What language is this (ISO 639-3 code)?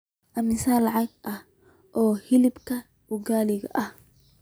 som